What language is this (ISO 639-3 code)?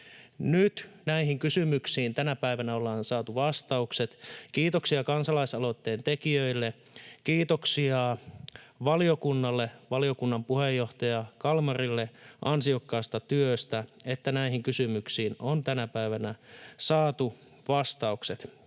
fin